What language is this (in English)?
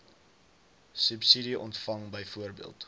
Afrikaans